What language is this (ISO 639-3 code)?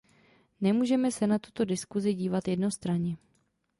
ces